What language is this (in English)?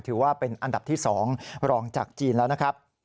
Thai